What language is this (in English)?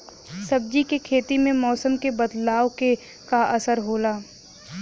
Bhojpuri